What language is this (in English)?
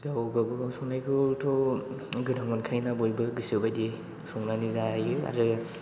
Bodo